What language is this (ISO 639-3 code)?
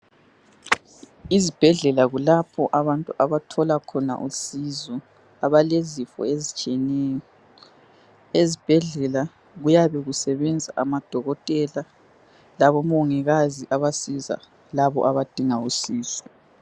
nde